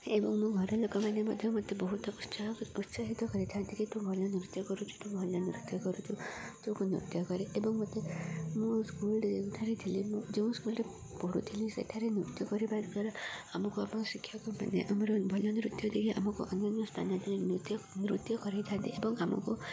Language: Odia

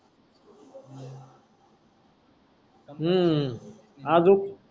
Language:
Marathi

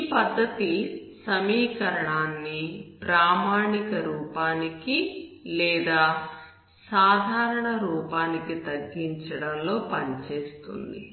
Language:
Telugu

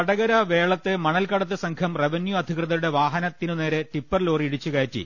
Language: Malayalam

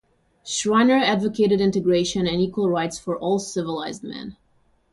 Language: English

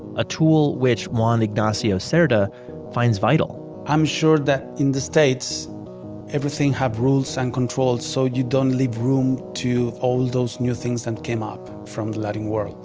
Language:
English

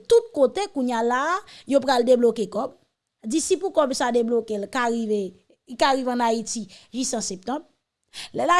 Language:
French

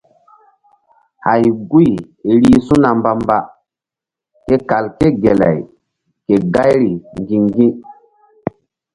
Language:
Mbum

